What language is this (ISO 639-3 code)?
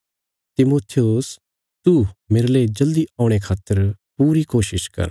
kfs